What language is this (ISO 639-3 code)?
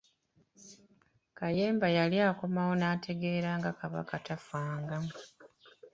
lug